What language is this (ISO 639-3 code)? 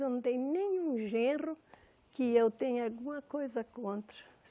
por